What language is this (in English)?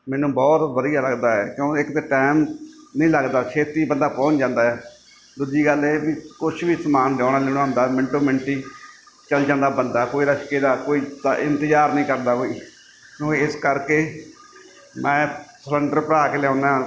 Punjabi